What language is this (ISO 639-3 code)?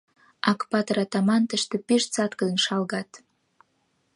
chm